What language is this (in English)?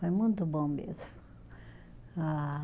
Portuguese